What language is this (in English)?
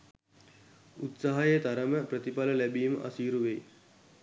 Sinhala